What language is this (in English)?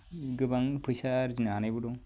Bodo